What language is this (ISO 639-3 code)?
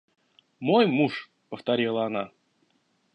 rus